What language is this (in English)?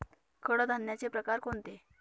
Marathi